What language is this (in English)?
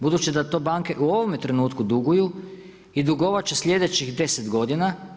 Croatian